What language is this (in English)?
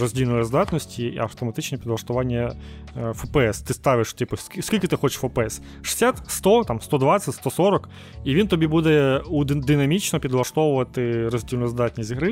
Ukrainian